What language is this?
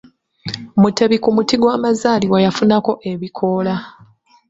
Ganda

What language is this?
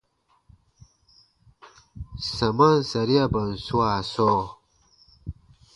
Baatonum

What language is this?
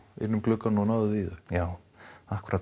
Icelandic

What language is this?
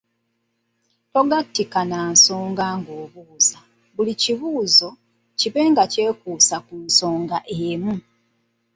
Ganda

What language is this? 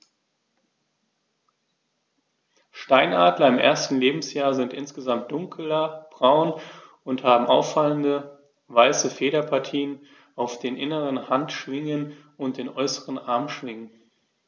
German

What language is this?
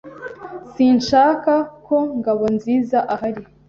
Kinyarwanda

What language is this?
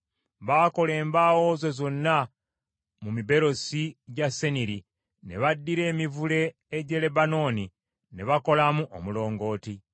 Ganda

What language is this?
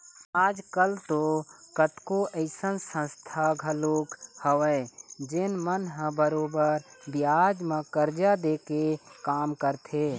Chhattisgarhi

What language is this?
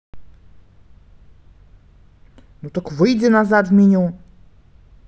Russian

